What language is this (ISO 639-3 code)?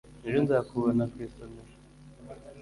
kin